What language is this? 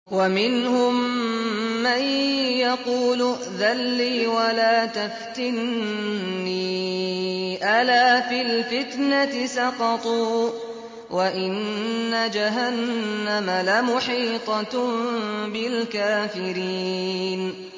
Arabic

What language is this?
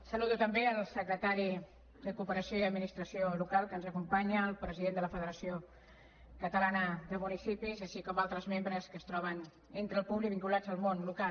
Catalan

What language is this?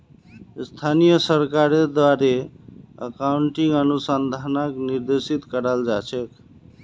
Magahi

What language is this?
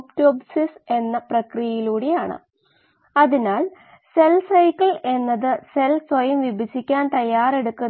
Malayalam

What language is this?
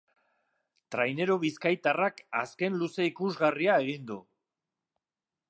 Basque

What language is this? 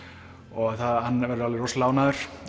Icelandic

